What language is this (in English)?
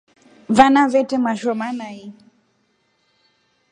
Rombo